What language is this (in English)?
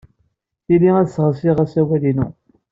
Kabyle